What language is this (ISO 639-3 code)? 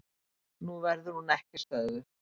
isl